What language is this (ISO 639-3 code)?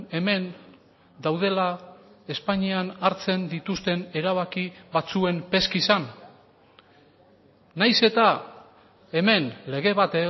eus